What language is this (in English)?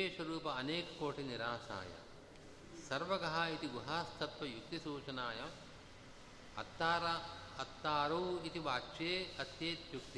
Kannada